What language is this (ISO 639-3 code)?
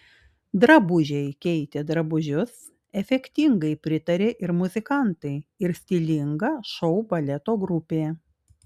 lit